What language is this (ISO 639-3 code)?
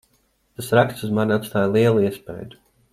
lav